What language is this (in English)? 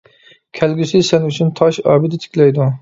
Uyghur